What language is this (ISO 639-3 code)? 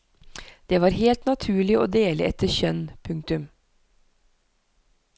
nor